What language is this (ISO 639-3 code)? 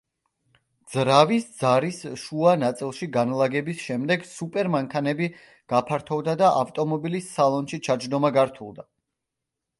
kat